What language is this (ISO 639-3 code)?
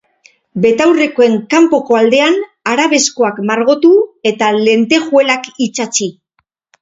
eus